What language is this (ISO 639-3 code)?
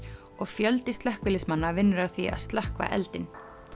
isl